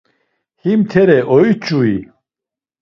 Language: Laz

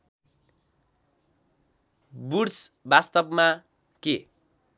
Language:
Nepali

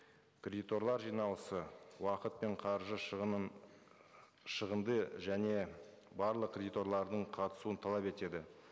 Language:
Kazakh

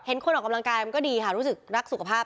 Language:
Thai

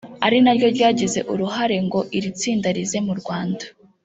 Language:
Kinyarwanda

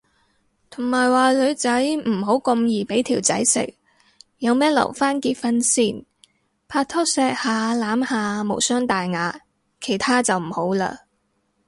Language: Cantonese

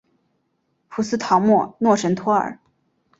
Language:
Chinese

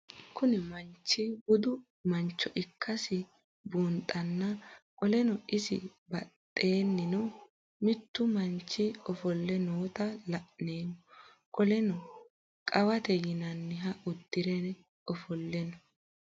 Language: Sidamo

